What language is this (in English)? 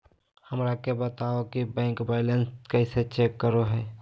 Magahi